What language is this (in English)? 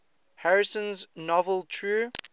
English